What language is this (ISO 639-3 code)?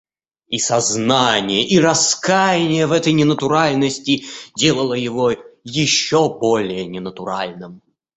rus